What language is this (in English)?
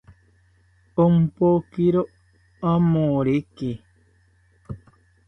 South Ucayali Ashéninka